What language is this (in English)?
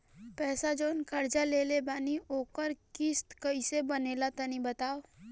Bhojpuri